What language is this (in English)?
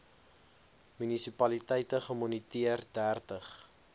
Afrikaans